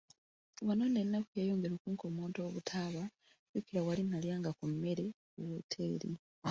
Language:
Ganda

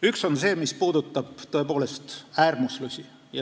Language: Estonian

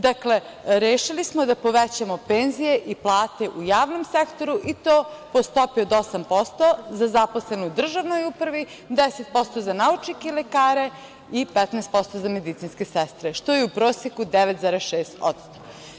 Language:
Serbian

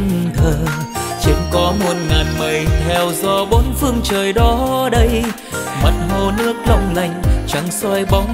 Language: Vietnamese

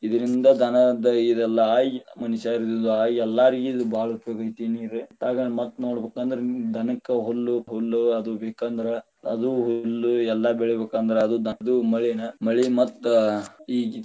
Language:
Kannada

